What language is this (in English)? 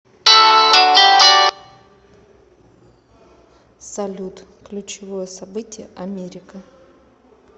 Russian